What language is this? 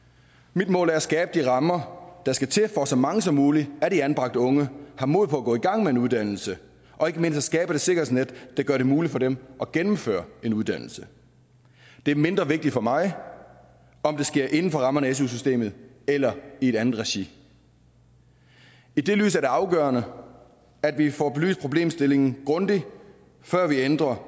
Danish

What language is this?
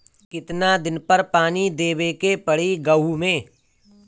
Bhojpuri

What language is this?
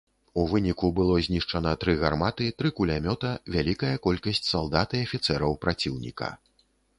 Belarusian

